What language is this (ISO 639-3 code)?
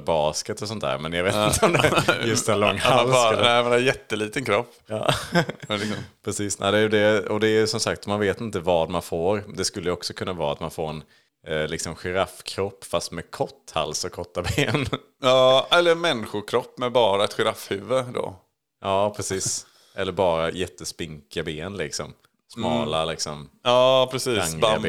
swe